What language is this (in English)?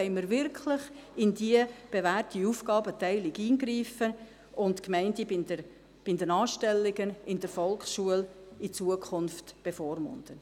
Swiss German